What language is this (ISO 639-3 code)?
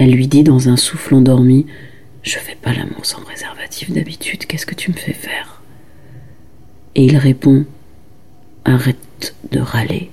fra